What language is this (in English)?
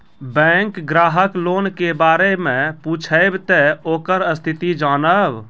Maithili